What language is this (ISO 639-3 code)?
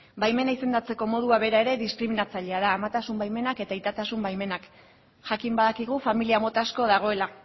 eus